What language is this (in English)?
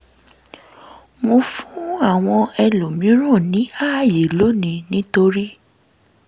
Yoruba